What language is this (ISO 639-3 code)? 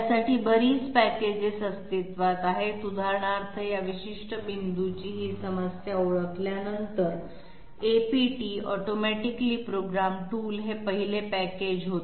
mar